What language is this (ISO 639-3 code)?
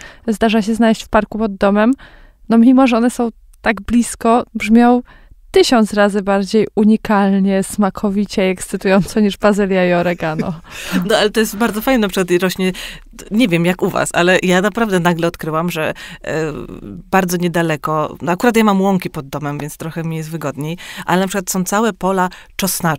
pol